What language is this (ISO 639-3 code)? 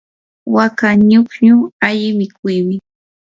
qur